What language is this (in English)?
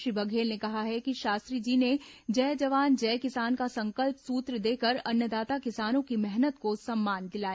Hindi